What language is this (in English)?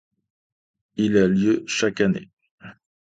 French